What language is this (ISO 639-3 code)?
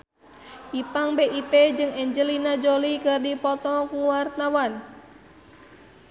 sun